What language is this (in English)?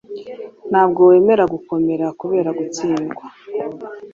Kinyarwanda